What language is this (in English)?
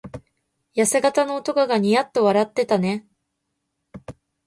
Japanese